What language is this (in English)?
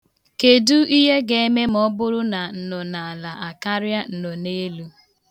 Igbo